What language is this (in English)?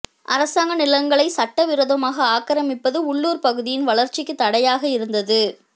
Tamil